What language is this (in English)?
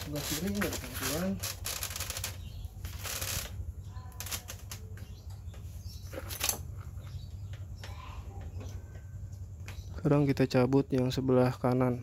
Indonesian